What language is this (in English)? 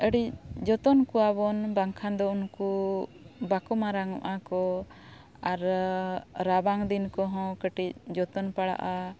Santali